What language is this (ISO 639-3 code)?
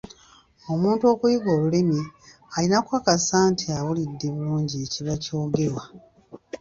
lug